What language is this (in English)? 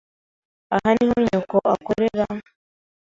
Kinyarwanda